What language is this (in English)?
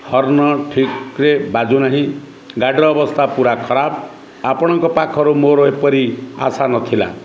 Odia